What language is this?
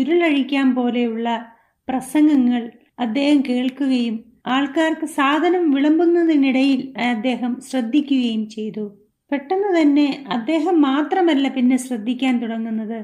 Malayalam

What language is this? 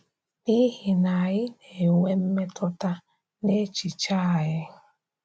Igbo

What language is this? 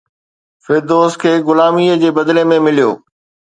Sindhi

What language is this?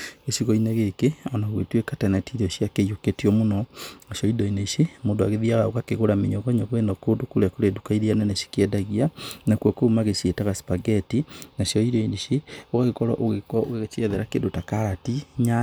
Kikuyu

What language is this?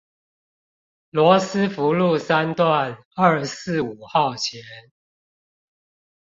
Chinese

